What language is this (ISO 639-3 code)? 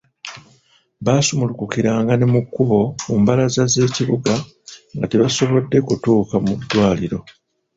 lug